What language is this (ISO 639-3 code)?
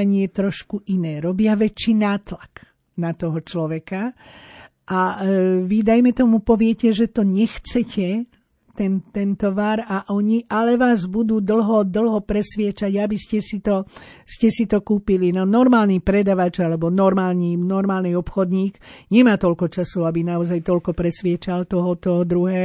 slk